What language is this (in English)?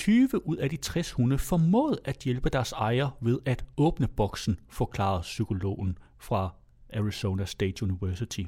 Danish